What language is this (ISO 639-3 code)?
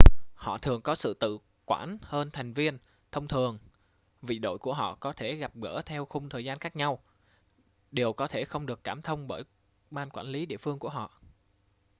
vie